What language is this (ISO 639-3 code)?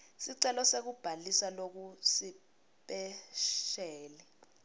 ssw